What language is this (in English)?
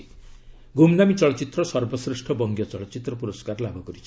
Odia